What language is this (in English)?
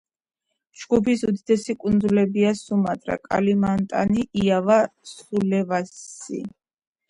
Georgian